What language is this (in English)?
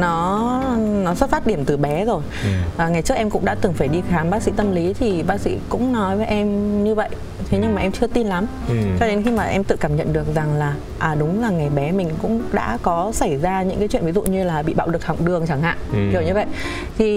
Vietnamese